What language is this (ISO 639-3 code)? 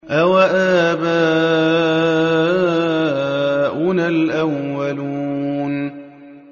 ara